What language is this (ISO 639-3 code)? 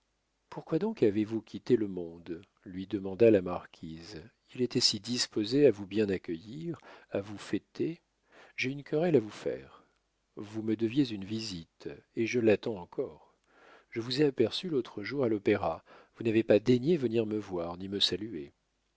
fra